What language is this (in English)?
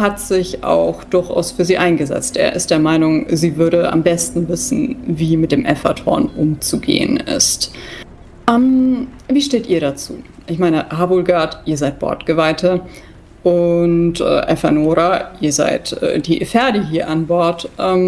German